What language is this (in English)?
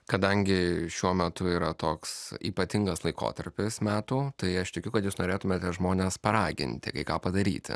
Lithuanian